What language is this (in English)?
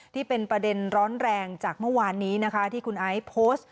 Thai